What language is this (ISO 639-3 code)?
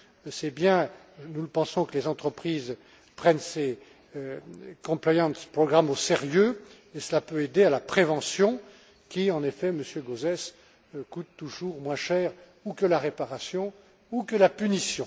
fra